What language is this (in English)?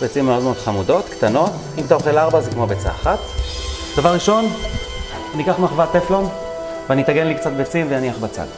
Hebrew